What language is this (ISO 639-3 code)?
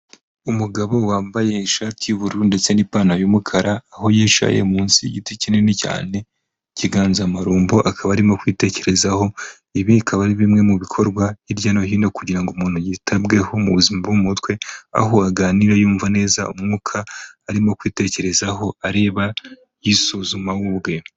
kin